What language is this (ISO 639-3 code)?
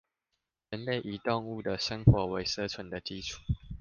zho